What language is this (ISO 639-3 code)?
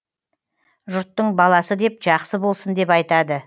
kaz